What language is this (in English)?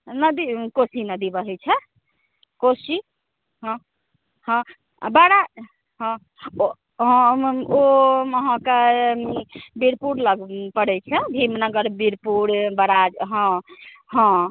Maithili